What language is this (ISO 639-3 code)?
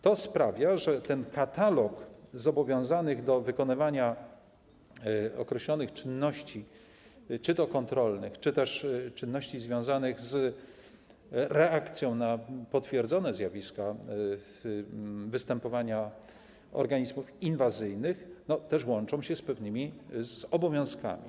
pol